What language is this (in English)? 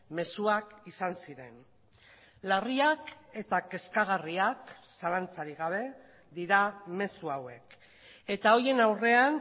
Basque